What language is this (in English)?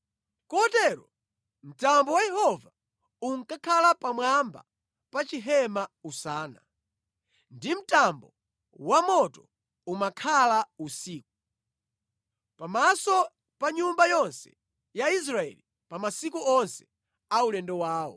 Nyanja